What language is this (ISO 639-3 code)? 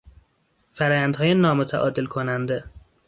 fas